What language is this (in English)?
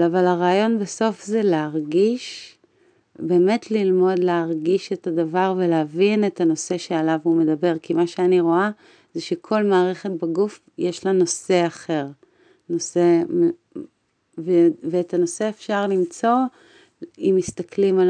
Hebrew